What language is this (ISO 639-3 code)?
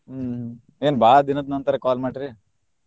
kan